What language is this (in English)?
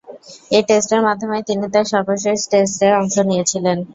Bangla